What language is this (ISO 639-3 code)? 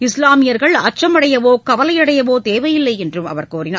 tam